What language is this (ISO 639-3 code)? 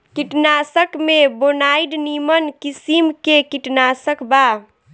bho